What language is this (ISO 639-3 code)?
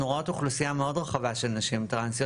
heb